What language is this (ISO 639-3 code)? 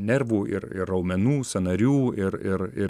lit